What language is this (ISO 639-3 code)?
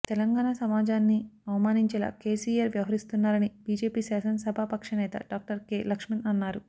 tel